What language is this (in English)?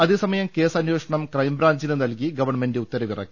Malayalam